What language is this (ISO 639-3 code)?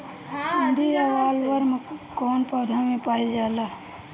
bho